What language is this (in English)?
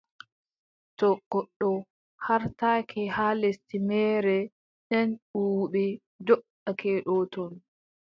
Adamawa Fulfulde